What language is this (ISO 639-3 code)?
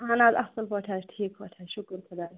kas